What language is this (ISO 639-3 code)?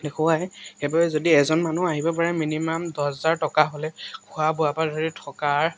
asm